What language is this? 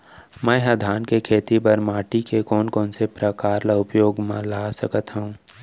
Chhattisgarhi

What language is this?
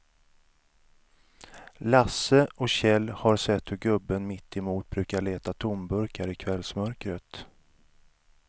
Swedish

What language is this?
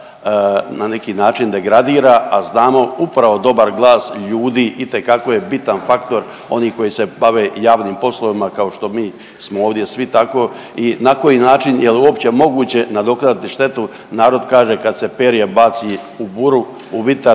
Croatian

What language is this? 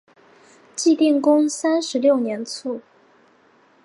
Chinese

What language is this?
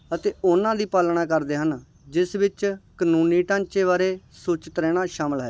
Punjabi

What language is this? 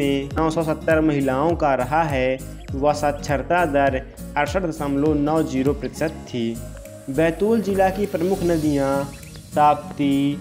Hindi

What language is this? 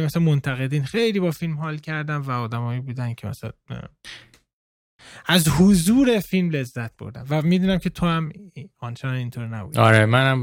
Persian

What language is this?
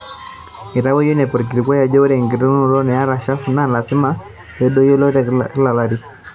Masai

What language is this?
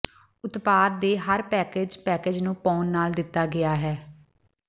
Punjabi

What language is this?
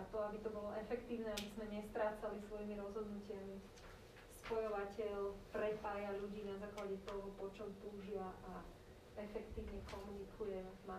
Slovak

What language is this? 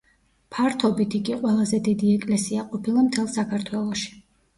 Georgian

